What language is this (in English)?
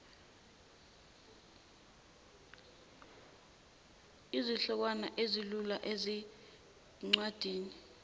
Zulu